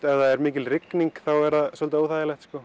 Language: Icelandic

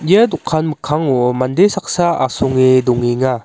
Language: Garo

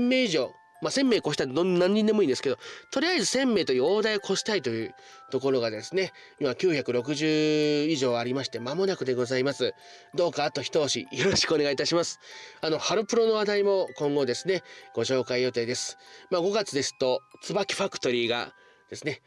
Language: Japanese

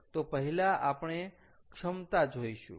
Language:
Gujarati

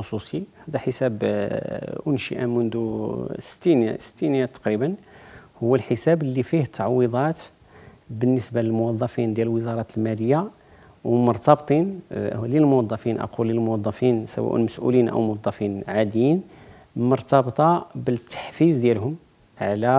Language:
Arabic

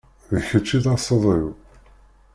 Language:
Kabyle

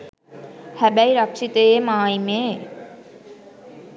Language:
Sinhala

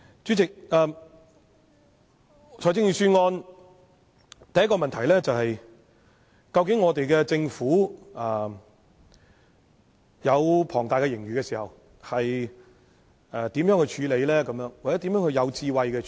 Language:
Cantonese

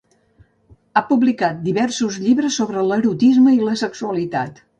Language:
Catalan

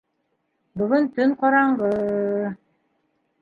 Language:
Bashkir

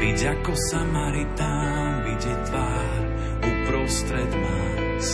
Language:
Slovak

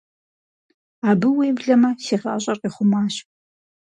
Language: Kabardian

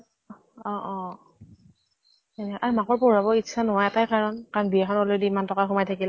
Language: Assamese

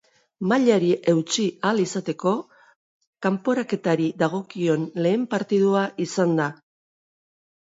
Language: Basque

